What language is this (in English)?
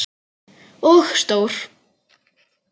Icelandic